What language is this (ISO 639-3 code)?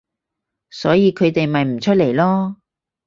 yue